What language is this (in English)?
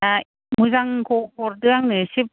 Bodo